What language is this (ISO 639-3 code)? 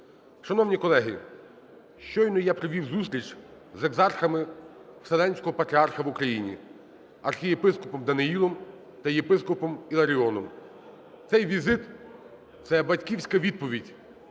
ukr